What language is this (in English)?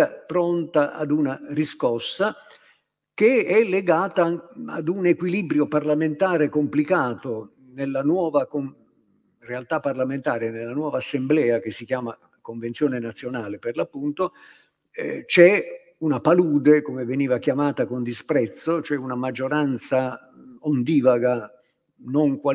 Italian